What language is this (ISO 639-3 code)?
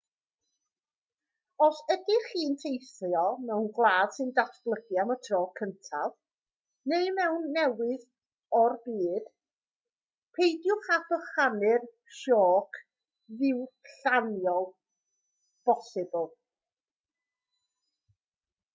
cym